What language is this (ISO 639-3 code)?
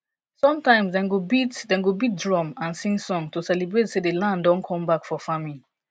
pcm